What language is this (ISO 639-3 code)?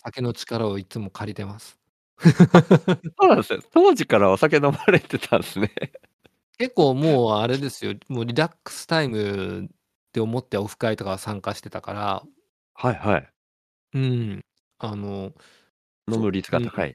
jpn